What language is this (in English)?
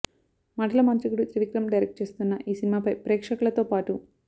Telugu